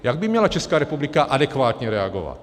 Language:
Czech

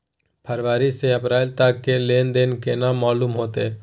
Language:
Maithili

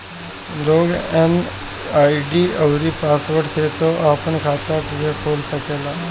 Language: Bhojpuri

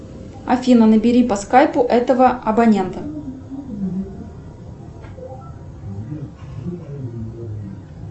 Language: Russian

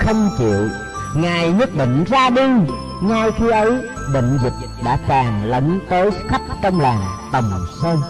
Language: Vietnamese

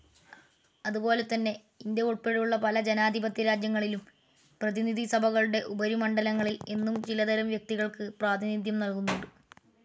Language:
Malayalam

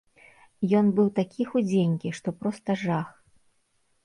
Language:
Belarusian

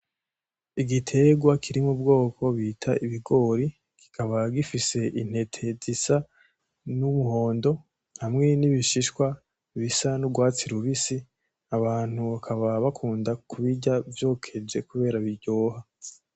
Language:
Rundi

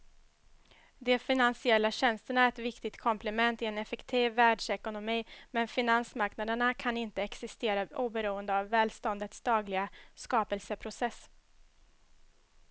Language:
Swedish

